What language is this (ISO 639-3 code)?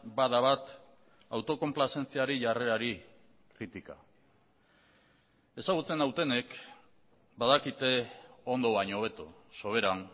eus